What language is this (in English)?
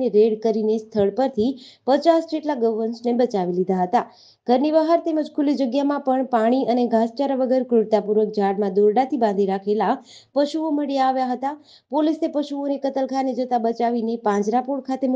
Gujarati